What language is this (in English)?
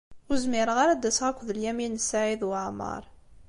Kabyle